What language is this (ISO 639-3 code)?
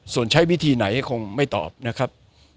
tha